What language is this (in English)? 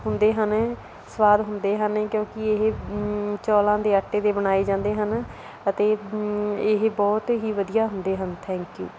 Punjabi